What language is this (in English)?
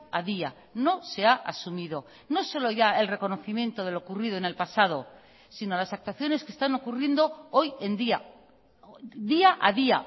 Spanish